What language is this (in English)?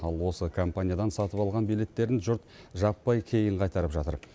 Kazakh